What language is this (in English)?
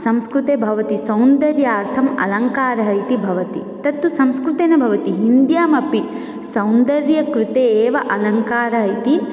Sanskrit